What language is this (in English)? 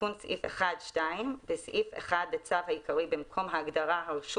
Hebrew